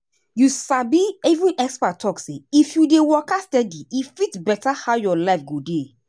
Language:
Nigerian Pidgin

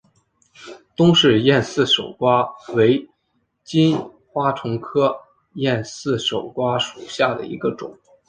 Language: Chinese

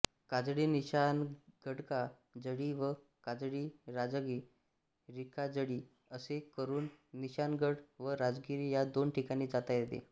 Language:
Marathi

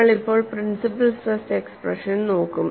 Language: Malayalam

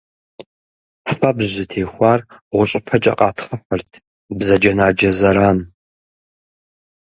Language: Kabardian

